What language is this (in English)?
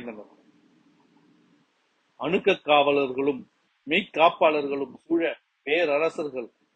Tamil